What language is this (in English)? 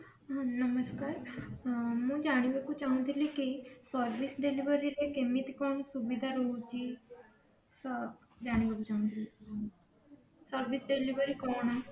Odia